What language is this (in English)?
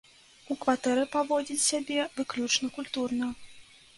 Belarusian